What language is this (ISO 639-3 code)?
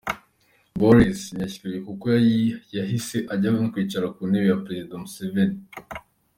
kin